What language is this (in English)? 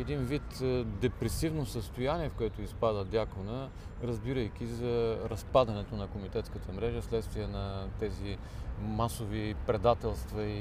Bulgarian